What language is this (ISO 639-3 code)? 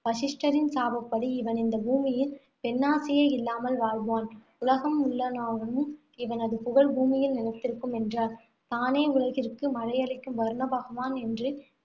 tam